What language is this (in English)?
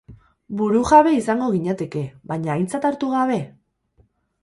Basque